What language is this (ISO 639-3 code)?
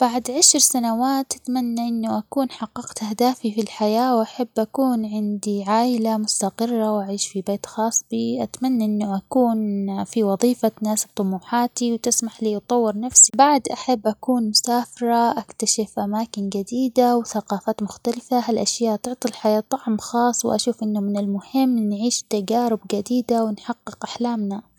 acx